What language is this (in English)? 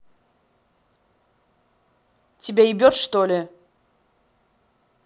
Russian